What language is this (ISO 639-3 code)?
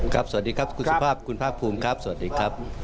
tha